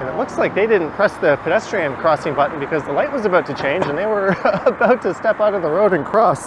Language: English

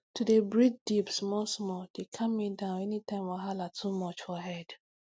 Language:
Nigerian Pidgin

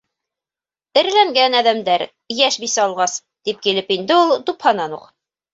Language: Bashkir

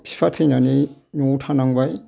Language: Bodo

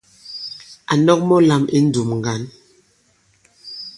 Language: Bankon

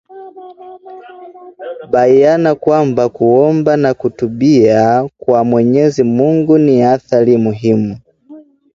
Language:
Swahili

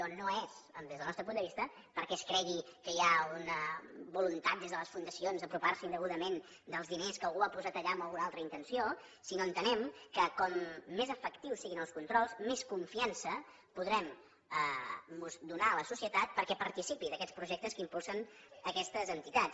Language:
Catalan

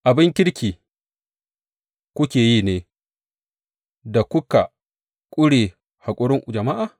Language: Hausa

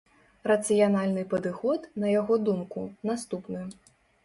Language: Belarusian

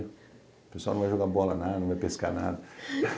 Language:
Portuguese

